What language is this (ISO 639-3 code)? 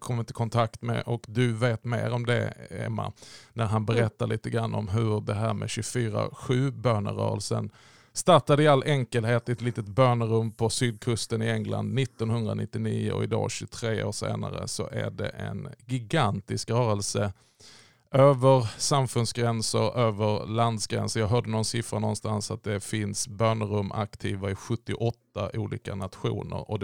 swe